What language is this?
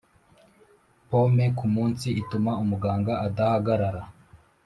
Kinyarwanda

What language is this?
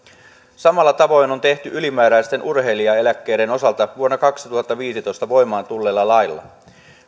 Finnish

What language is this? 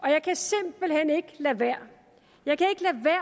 Danish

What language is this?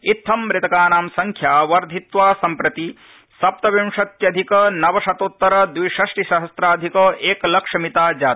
Sanskrit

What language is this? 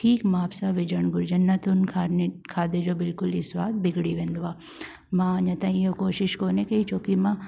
Sindhi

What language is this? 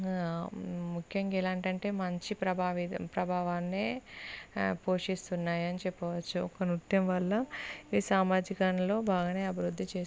Telugu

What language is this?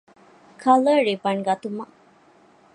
Divehi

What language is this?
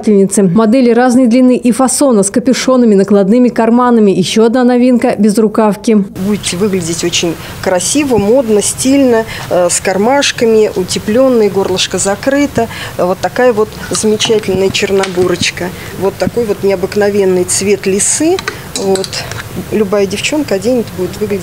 Russian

